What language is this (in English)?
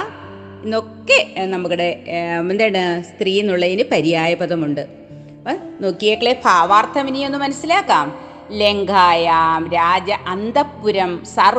Malayalam